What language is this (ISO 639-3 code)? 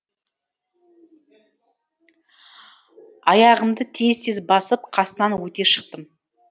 kaz